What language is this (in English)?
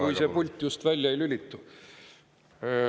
Estonian